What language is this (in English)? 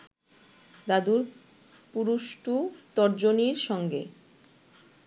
Bangla